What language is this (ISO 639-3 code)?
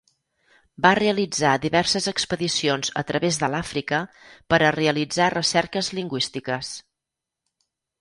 cat